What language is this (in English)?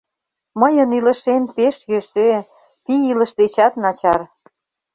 Mari